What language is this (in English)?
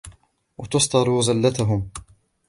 Arabic